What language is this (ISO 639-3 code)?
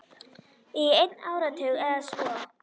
isl